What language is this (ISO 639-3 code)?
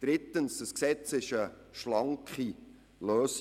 gsw